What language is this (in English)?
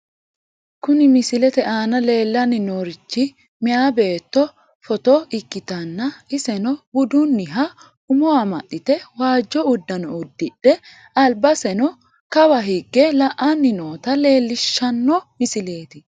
Sidamo